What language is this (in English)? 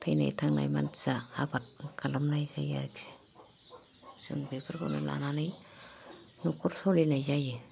Bodo